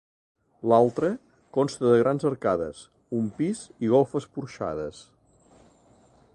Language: Catalan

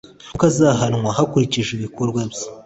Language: Kinyarwanda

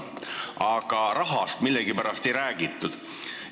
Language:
Estonian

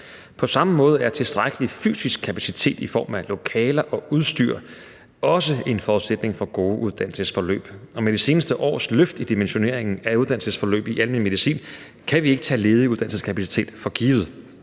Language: Danish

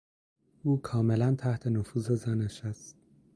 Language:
Persian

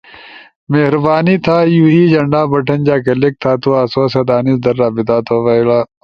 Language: Ushojo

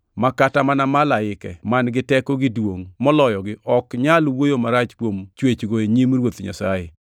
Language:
Luo (Kenya and Tanzania)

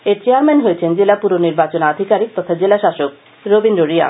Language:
Bangla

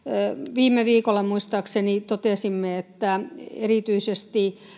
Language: Finnish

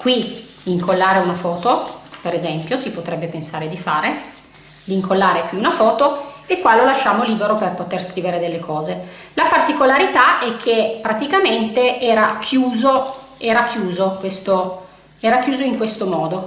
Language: Italian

